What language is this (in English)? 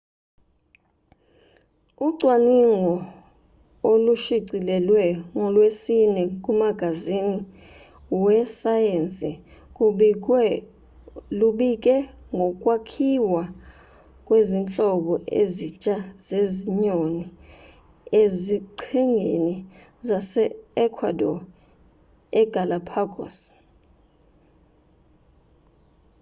Zulu